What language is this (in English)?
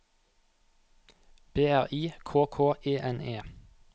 Norwegian